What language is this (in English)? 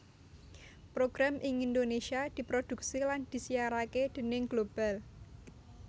Javanese